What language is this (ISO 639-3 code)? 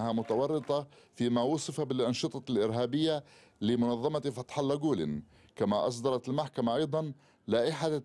ara